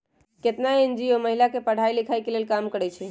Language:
Magahi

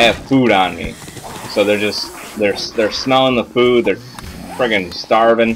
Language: English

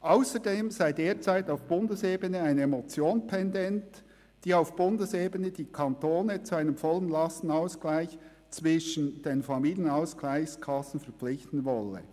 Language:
Swiss German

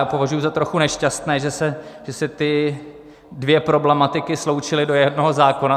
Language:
Czech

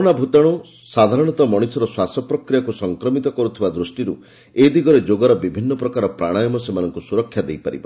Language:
Odia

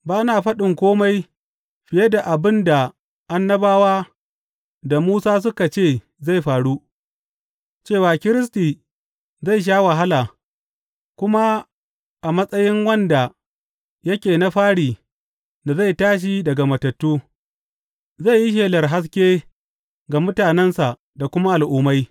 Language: Hausa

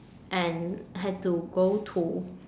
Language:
English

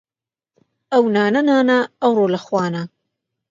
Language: Central Kurdish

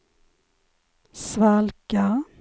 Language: Swedish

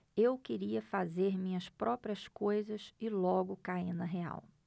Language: Portuguese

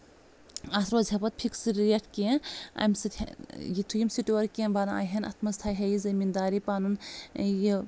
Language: Kashmiri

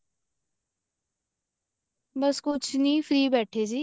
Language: Punjabi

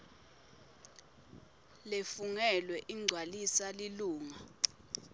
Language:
Swati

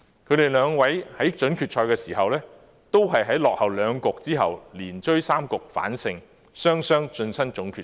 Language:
Cantonese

